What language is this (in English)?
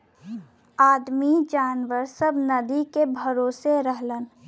Bhojpuri